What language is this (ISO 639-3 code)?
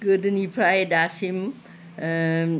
brx